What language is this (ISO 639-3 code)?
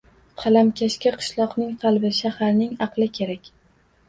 uzb